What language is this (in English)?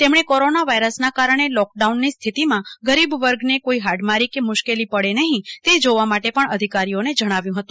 Gujarati